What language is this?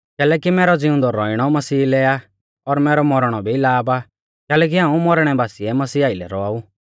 Mahasu Pahari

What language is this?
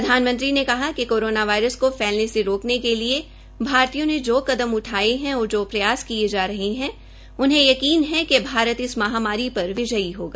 Hindi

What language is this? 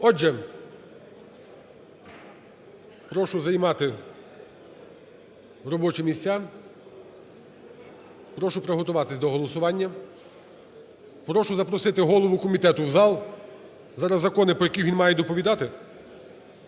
Ukrainian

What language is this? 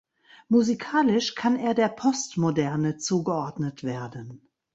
German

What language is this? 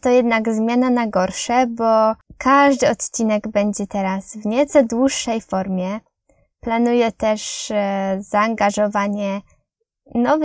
Polish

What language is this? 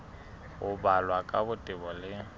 Southern Sotho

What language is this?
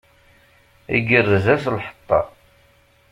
Kabyle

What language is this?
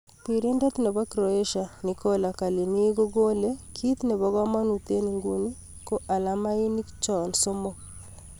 Kalenjin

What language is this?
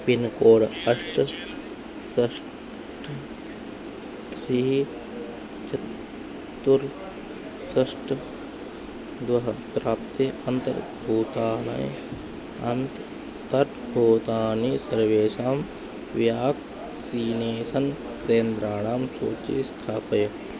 Sanskrit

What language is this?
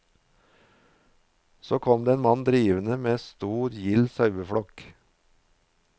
Norwegian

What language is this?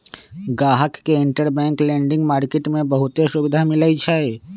Magahi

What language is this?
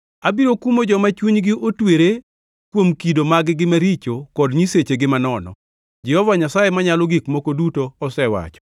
Luo (Kenya and Tanzania)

